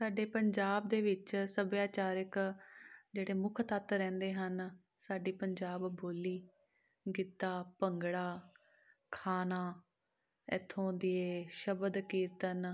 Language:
Punjabi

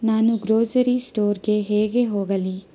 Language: Kannada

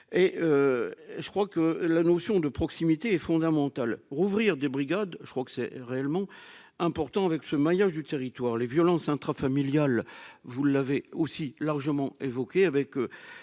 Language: French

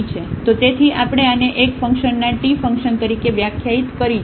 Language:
Gujarati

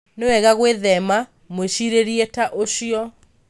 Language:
Kikuyu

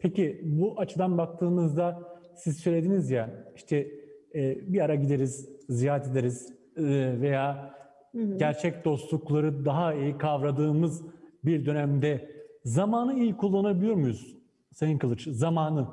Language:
Turkish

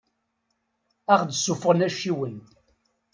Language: Kabyle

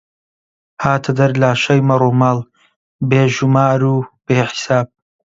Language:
Central Kurdish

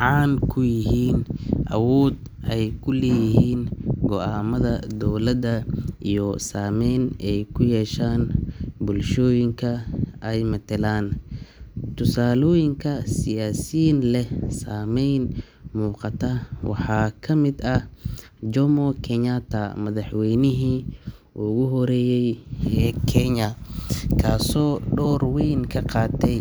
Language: Somali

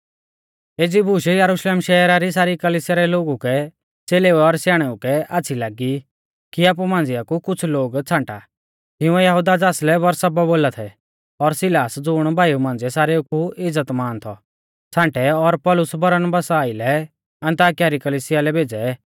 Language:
Mahasu Pahari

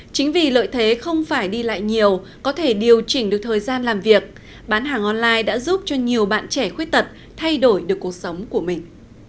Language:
Vietnamese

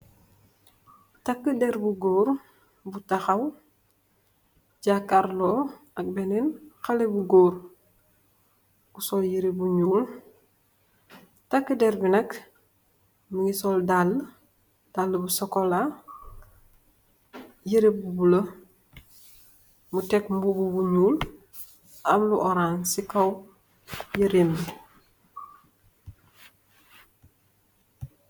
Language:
Wolof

